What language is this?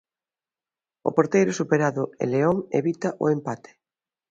Galician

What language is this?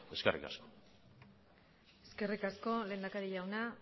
Basque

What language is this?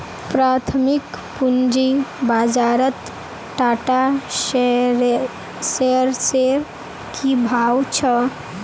Magahi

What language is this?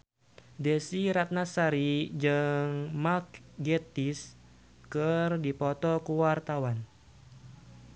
Sundanese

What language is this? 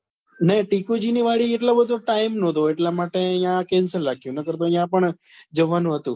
Gujarati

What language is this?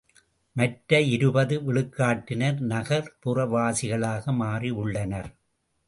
Tamil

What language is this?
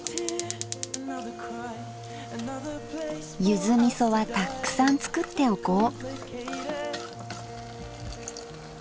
Japanese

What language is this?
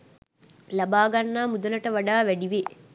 Sinhala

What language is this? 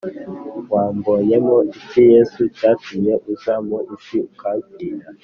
Kinyarwanda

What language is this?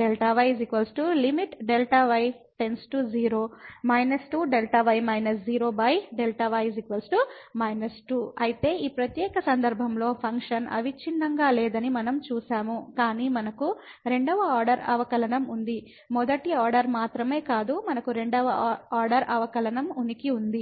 Telugu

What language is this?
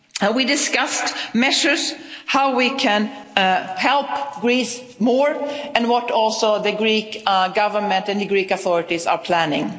English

